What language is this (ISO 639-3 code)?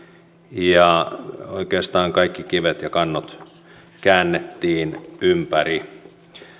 fin